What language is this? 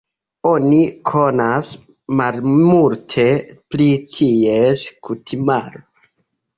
Esperanto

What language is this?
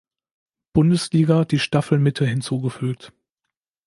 German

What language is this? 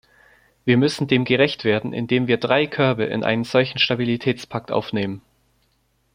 German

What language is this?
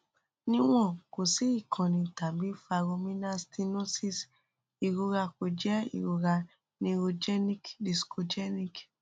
Yoruba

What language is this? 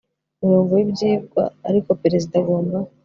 Kinyarwanda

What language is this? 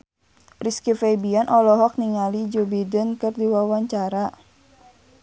Sundanese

